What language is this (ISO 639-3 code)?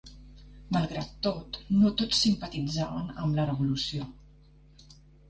cat